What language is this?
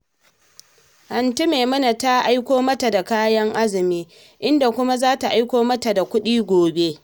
Hausa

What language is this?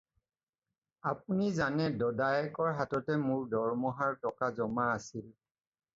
Assamese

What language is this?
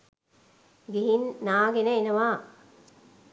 Sinhala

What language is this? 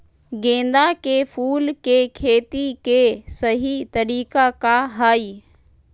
Magahi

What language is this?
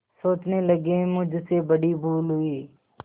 Hindi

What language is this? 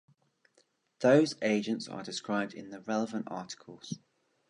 English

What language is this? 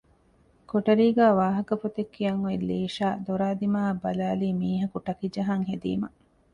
Divehi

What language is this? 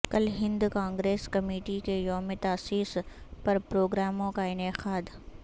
Urdu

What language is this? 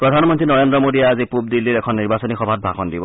Assamese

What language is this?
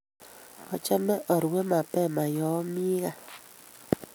Kalenjin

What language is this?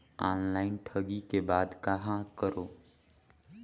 Chhattisgarhi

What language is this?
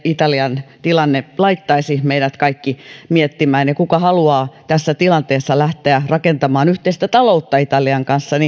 Finnish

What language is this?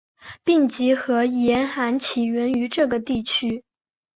Chinese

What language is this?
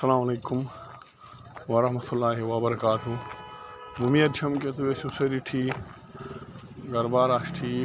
Kashmiri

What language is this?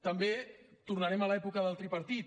Catalan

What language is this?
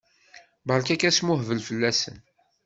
Kabyle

